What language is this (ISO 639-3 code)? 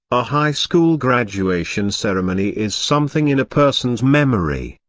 eng